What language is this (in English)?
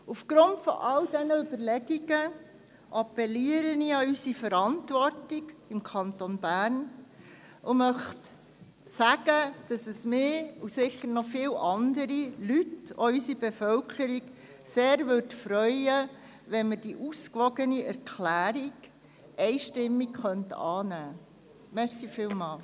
Swiss German